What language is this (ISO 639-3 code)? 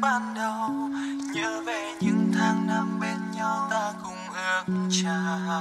vie